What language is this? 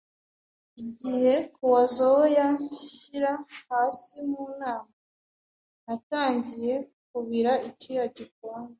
Kinyarwanda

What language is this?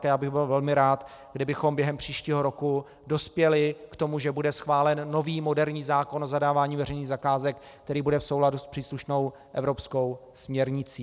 Czech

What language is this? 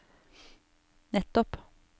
Norwegian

